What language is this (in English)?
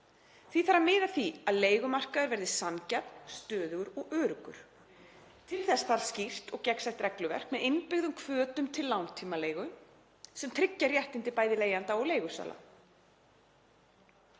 Icelandic